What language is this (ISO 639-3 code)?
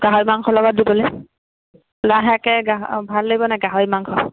asm